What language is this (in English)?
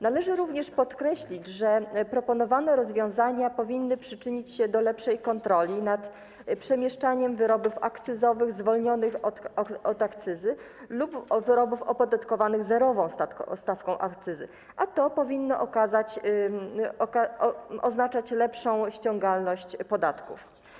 Polish